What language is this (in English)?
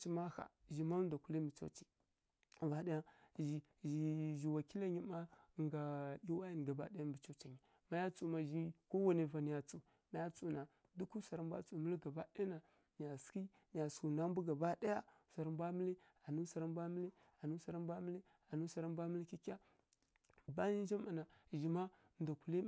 Kirya-Konzəl